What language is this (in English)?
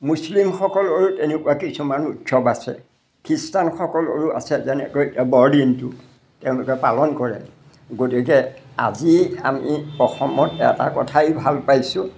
Assamese